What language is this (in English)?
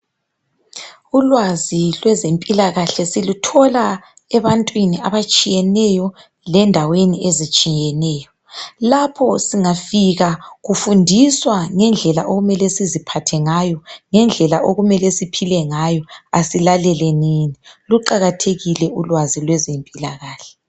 North Ndebele